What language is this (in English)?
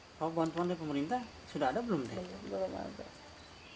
Indonesian